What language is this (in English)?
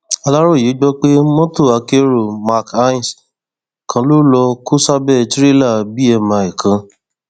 Yoruba